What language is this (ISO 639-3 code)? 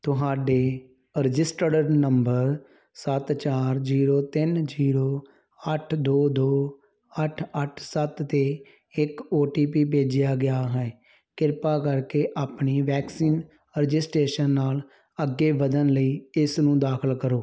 pan